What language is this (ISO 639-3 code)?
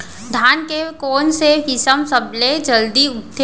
hne